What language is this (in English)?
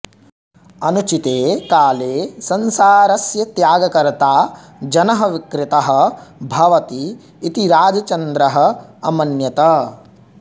Sanskrit